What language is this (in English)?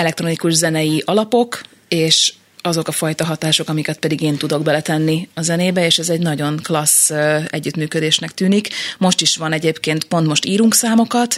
Hungarian